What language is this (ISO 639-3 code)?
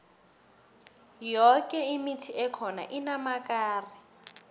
nbl